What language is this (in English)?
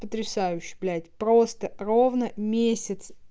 Russian